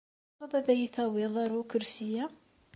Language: Kabyle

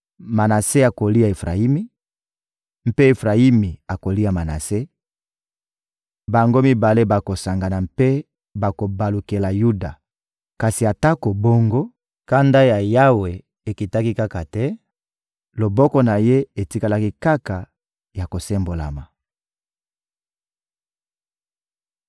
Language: Lingala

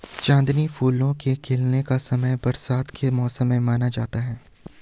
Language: Hindi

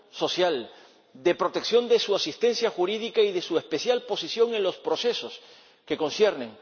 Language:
Spanish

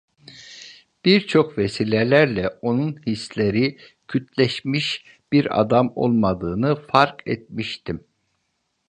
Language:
Turkish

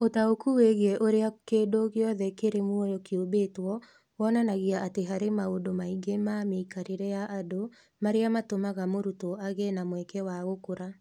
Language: Kikuyu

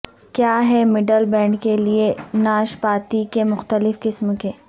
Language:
Urdu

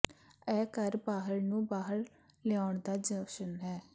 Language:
Punjabi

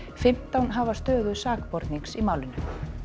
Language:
Icelandic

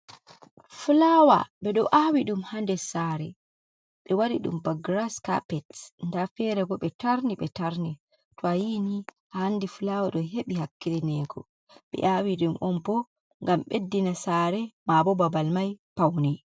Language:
Fula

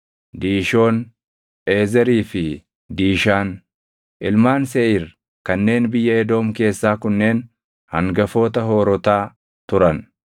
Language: Oromo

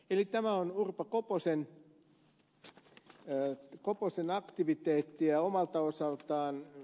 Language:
Finnish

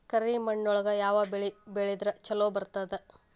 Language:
Kannada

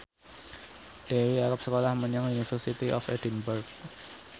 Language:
Javanese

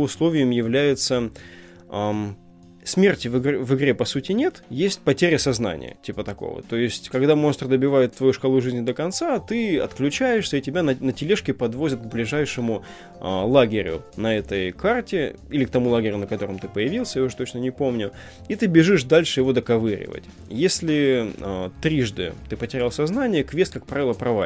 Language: Russian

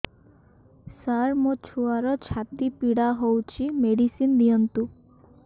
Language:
Odia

